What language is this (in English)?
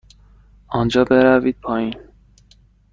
Persian